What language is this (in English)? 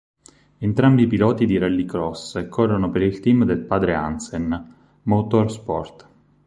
Italian